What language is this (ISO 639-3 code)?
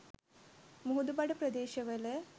sin